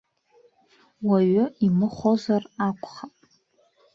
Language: Abkhazian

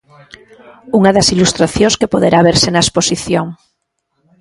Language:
Galician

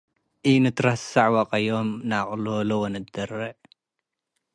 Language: Tigre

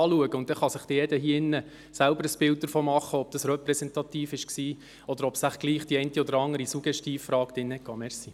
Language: Swiss German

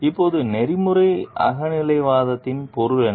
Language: Tamil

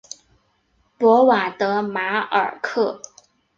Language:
Chinese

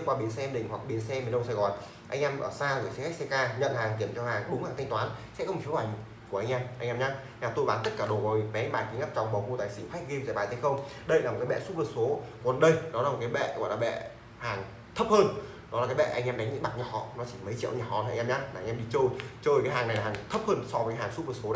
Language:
Vietnamese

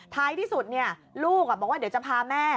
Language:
Thai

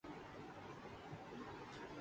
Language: Urdu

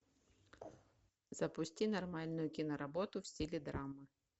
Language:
Russian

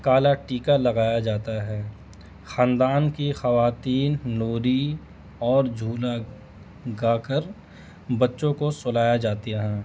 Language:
Urdu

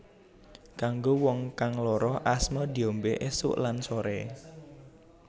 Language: Javanese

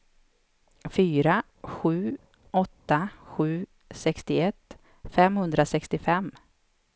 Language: Swedish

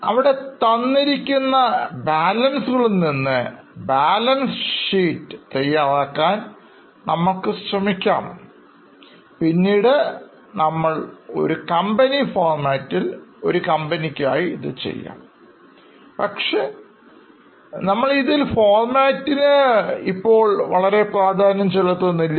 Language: Malayalam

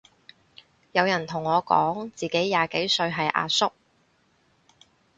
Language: Cantonese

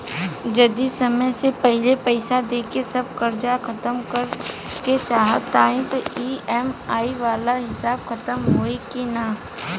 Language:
Bhojpuri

